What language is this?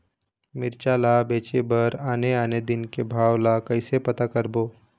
Chhattisgarhi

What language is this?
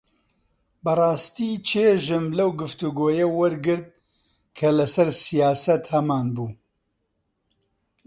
Central Kurdish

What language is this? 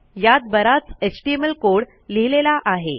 Marathi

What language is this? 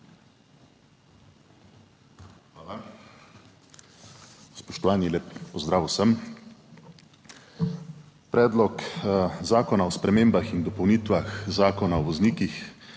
Slovenian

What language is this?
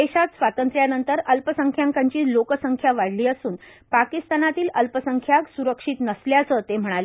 Marathi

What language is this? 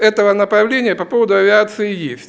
Russian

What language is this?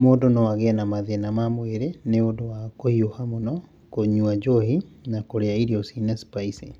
Kikuyu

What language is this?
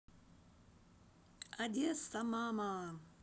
Russian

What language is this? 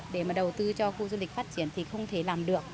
Vietnamese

